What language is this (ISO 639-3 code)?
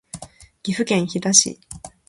jpn